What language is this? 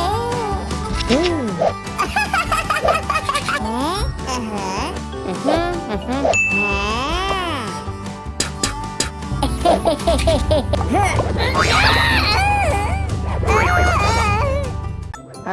English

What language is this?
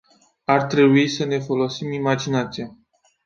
Romanian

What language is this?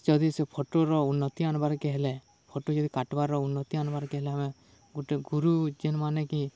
Odia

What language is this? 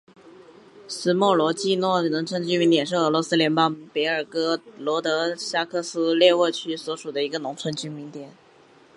Chinese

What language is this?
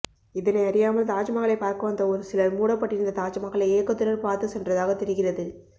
Tamil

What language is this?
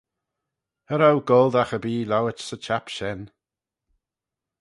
Manx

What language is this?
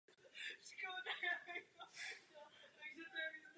Czech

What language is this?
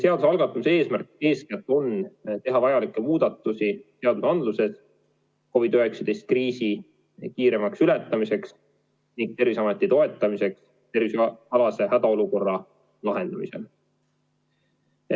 Estonian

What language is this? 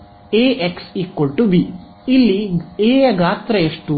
Kannada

